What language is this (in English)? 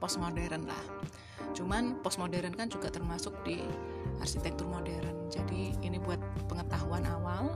Indonesian